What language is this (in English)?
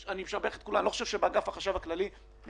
Hebrew